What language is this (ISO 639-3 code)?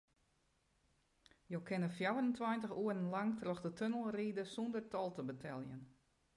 fry